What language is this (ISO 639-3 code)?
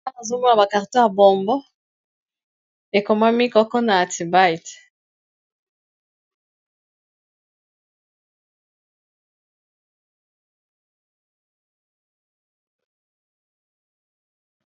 lin